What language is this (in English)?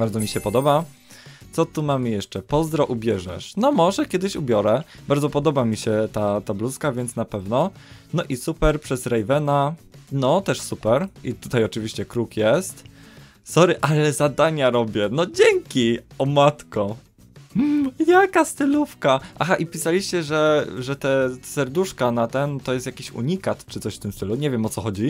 Polish